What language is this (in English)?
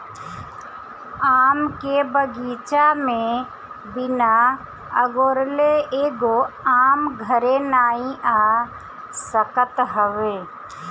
Bhojpuri